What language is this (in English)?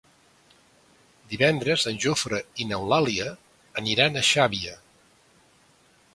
Catalan